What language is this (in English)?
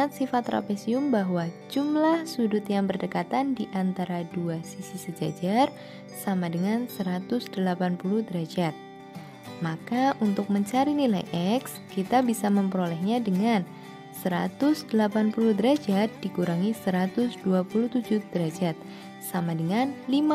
Indonesian